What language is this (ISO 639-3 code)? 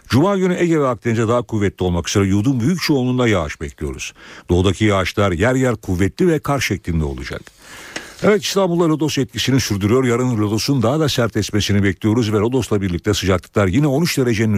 tur